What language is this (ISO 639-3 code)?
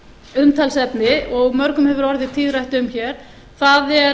isl